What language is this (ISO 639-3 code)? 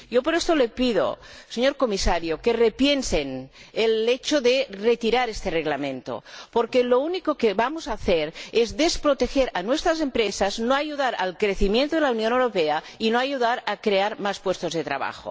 spa